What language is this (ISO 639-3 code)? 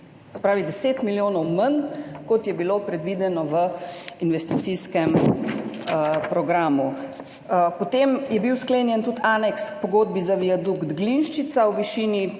slv